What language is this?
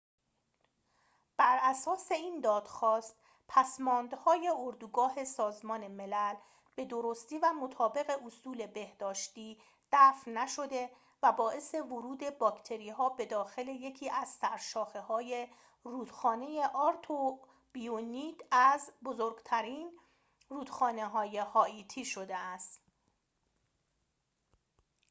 Persian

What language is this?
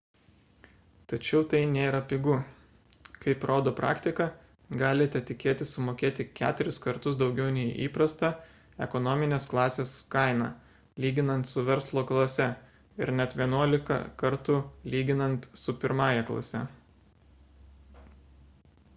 Lithuanian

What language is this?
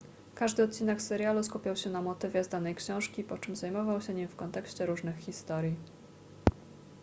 Polish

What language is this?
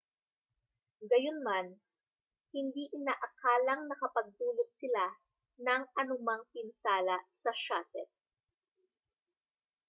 Filipino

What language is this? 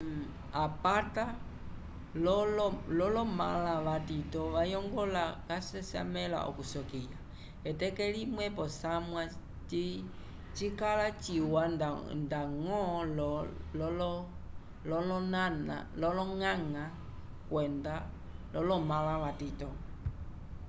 Umbundu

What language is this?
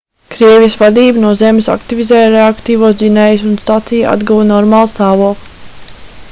Latvian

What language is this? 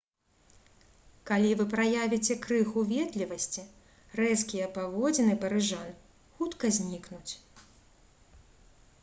Belarusian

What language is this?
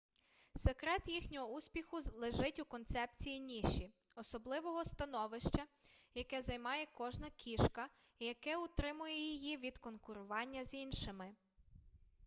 Ukrainian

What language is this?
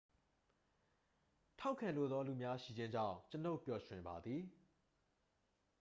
Burmese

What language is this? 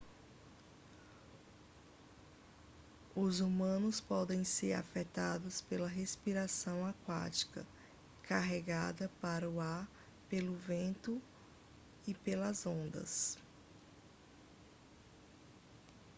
Portuguese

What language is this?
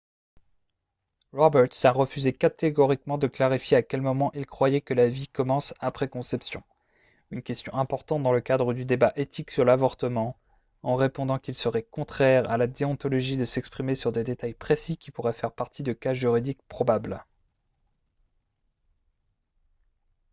French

